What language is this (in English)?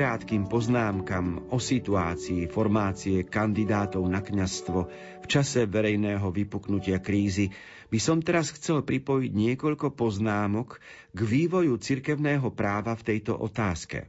Slovak